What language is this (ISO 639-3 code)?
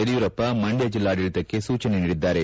kan